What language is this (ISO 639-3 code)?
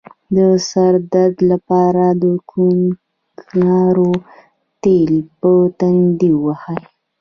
pus